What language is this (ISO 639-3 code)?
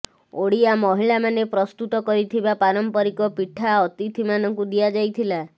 ori